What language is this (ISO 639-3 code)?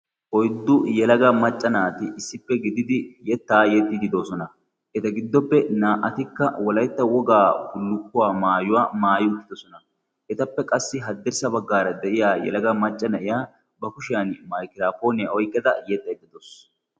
wal